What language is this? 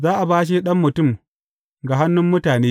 Hausa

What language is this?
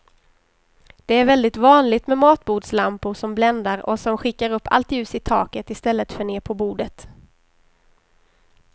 Swedish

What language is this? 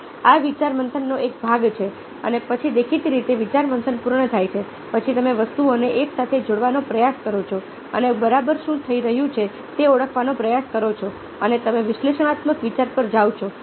Gujarati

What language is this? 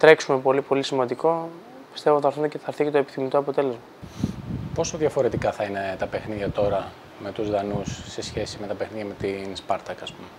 Greek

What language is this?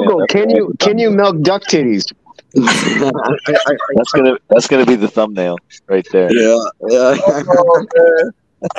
English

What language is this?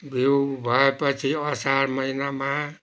Nepali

